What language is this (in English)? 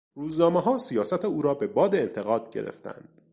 Persian